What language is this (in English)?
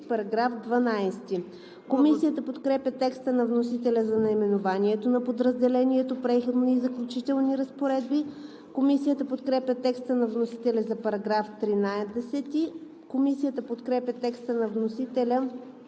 Bulgarian